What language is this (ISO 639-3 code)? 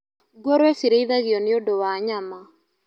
kik